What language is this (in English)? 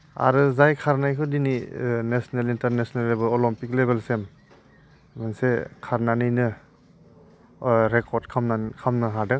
Bodo